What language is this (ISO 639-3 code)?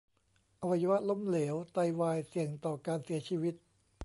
tha